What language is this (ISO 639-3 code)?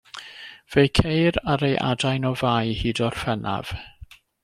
cym